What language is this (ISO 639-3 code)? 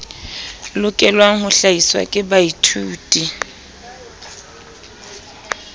sot